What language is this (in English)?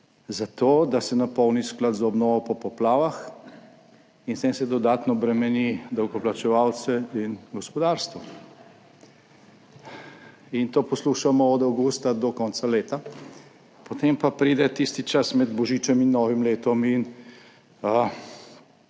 Slovenian